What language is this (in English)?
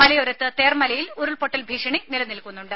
Malayalam